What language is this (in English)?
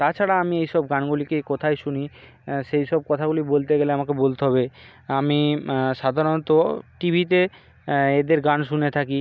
Bangla